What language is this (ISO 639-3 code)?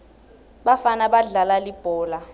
ssw